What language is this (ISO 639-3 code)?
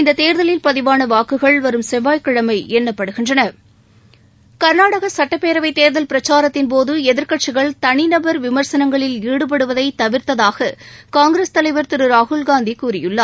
tam